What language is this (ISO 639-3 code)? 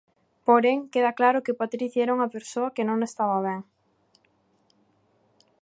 glg